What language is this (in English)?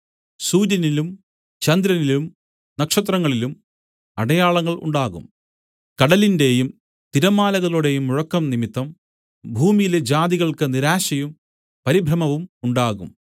Malayalam